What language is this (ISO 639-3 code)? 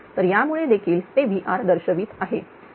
mar